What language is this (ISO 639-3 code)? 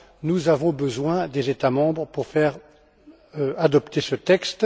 fra